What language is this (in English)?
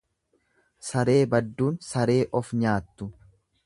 Oromo